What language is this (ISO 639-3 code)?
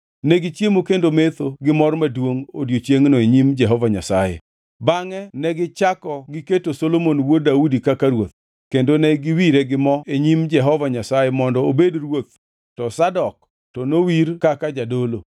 luo